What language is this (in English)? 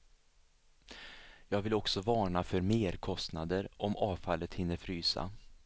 Swedish